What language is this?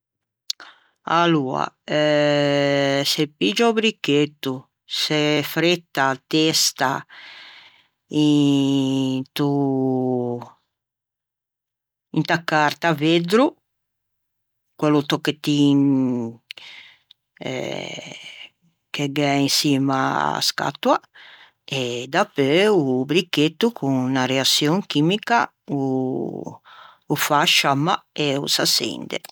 Ligurian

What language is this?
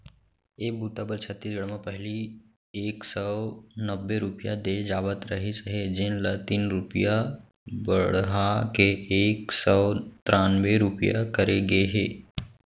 Chhattisgarhi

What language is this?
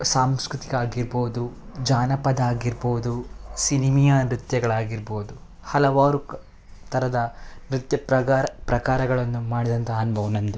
Kannada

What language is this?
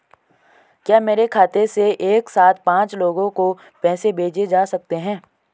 Hindi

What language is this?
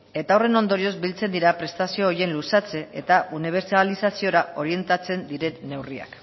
Basque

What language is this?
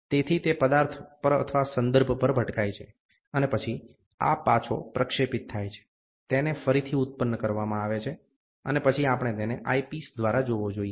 Gujarati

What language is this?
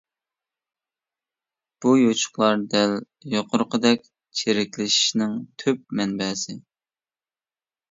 Uyghur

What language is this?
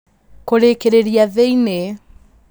Kikuyu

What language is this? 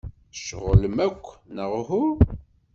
Kabyle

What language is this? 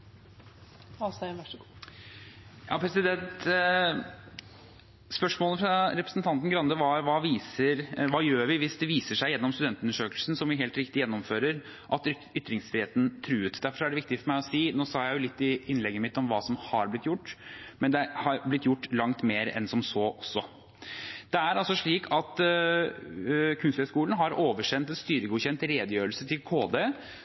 Norwegian Bokmål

